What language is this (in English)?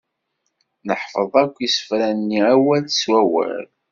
Kabyle